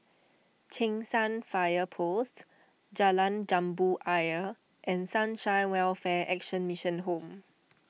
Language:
English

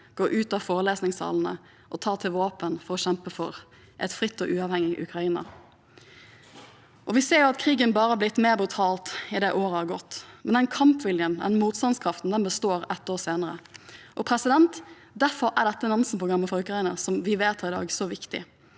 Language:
Norwegian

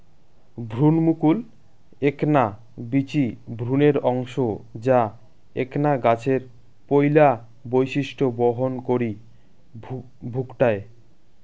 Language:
Bangla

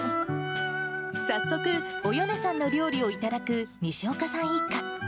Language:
Japanese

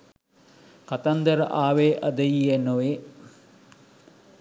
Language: Sinhala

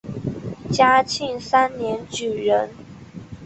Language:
Chinese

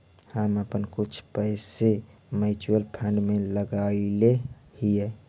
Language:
Magahi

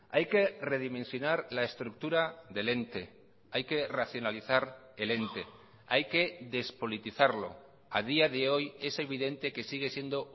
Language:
Spanish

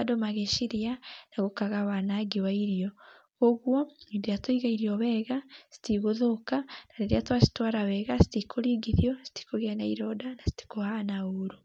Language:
Kikuyu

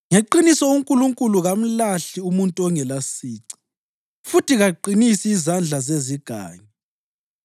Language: North Ndebele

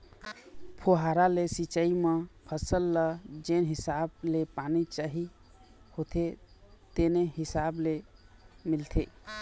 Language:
Chhattisgarhi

